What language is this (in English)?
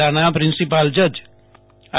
Gujarati